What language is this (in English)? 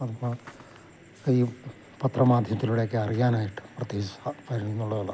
Malayalam